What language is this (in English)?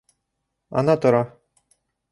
Bashkir